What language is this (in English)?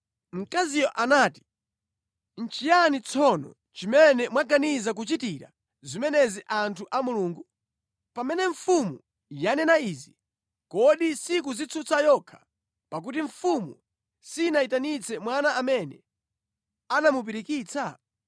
Nyanja